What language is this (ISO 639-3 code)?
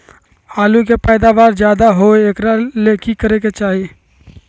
mag